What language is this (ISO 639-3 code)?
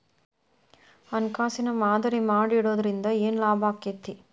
kan